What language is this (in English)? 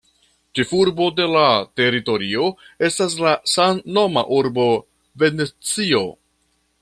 Esperanto